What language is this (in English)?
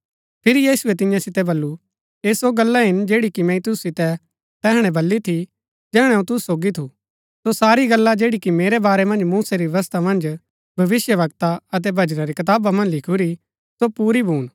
Gaddi